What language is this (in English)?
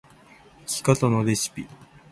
Japanese